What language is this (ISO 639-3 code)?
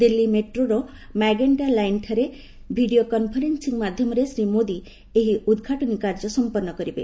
ori